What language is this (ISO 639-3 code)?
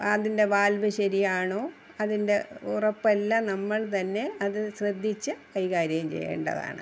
mal